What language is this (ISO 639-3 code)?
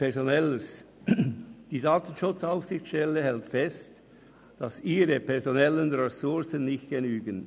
gsw